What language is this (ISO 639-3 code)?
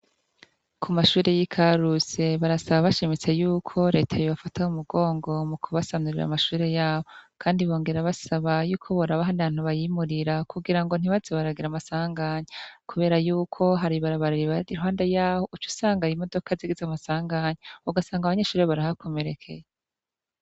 run